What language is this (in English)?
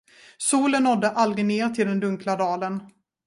Swedish